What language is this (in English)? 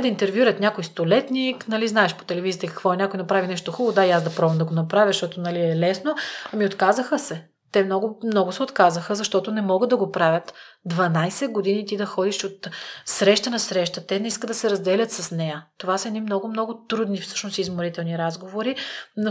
Bulgarian